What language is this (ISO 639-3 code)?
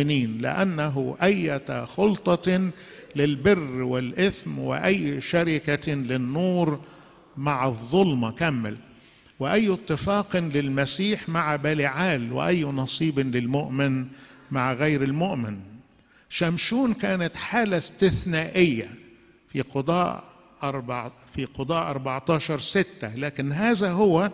ara